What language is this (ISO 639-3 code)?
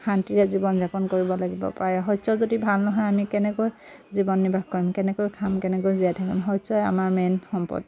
asm